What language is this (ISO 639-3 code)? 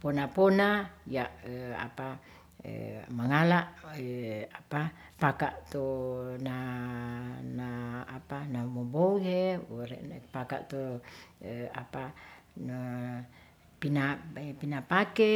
rth